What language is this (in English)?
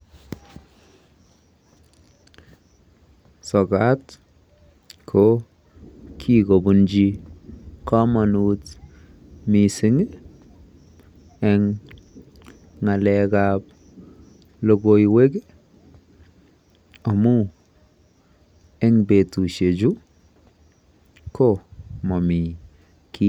Kalenjin